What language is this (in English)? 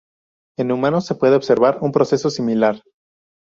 Spanish